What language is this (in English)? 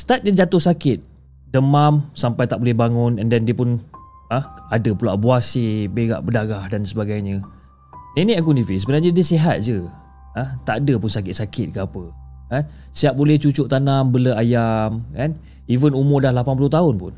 Malay